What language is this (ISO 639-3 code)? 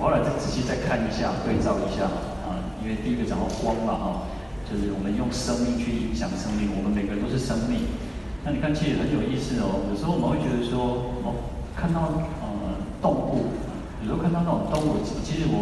zho